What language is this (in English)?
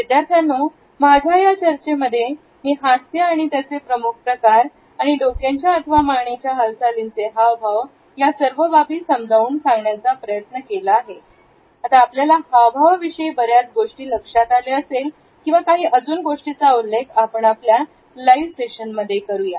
Marathi